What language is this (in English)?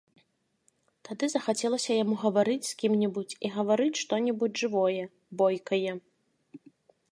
Belarusian